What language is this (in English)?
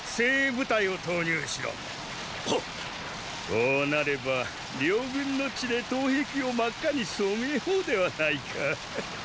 Japanese